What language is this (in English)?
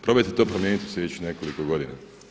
Croatian